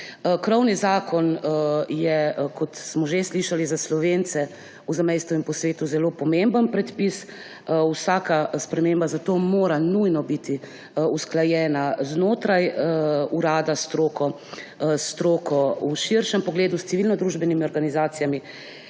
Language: Slovenian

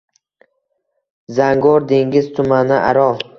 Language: Uzbek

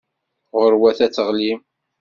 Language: Kabyle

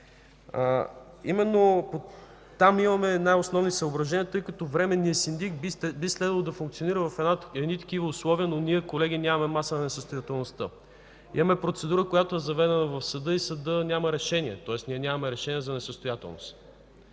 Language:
Bulgarian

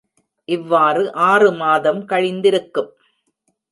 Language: Tamil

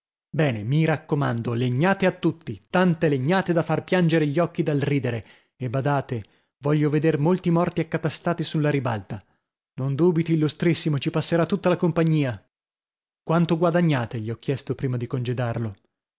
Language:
Italian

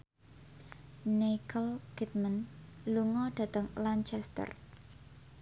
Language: Javanese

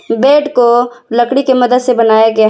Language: Hindi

